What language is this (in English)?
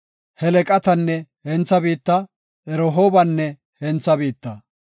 Gofa